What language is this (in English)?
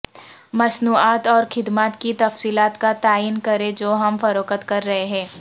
Urdu